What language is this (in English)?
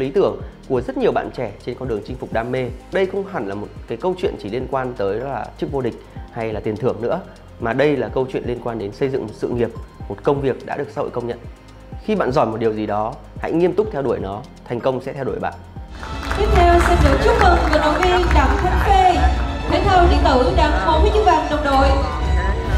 Vietnamese